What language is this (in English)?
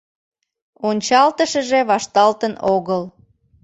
Mari